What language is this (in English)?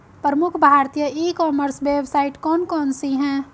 Hindi